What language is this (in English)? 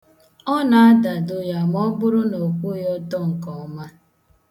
Igbo